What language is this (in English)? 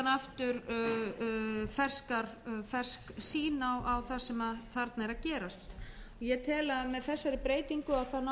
Icelandic